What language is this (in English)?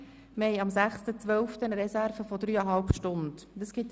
Swiss German